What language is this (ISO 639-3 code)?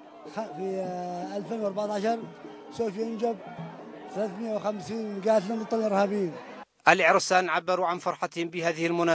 ara